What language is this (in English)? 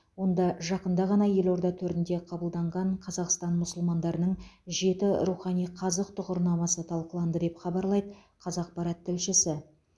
Kazakh